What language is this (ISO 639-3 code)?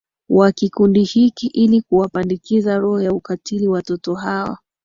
swa